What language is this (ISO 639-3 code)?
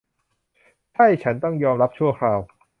tha